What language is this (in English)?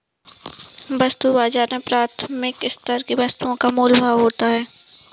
Hindi